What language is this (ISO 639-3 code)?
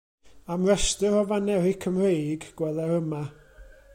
cym